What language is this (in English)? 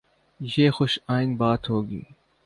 Urdu